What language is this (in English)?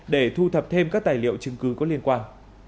Vietnamese